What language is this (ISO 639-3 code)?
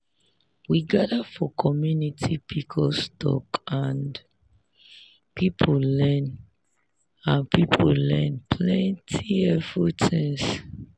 pcm